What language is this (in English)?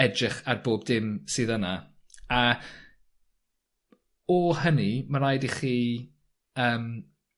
Welsh